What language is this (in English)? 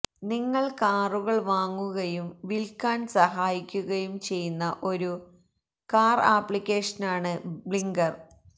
Malayalam